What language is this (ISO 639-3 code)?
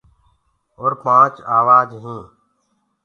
ggg